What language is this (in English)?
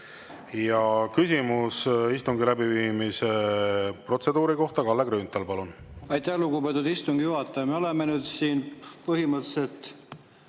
Estonian